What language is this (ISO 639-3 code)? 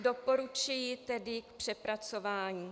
ces